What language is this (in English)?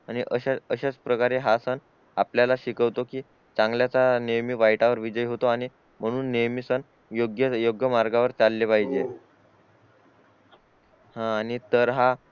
Marathi